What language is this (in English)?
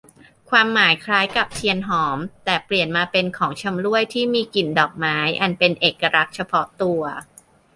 Thai